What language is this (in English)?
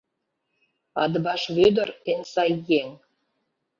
Mari